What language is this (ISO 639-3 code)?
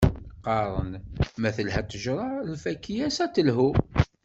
kab